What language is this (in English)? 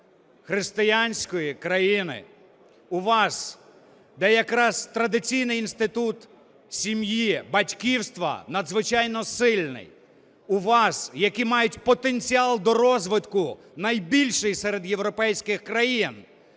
Ukrainian